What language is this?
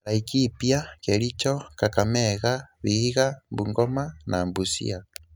Kikuyu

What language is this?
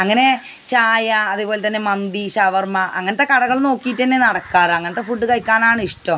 Malayalam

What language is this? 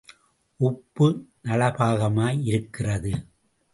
Tamil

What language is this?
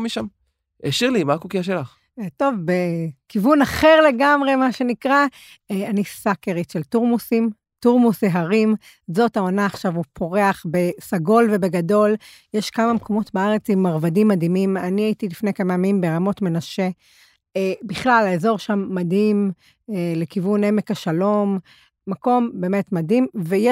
Hebrew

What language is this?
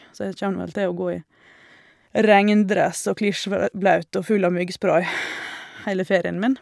Norwegian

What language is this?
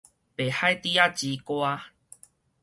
Min Nan Chinese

